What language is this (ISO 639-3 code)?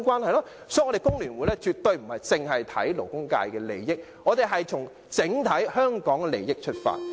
yue